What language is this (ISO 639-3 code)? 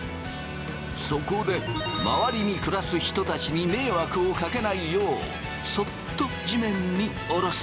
jpn